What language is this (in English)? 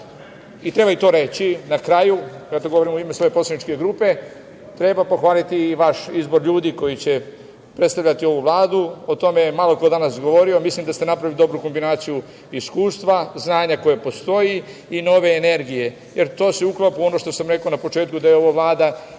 Serbian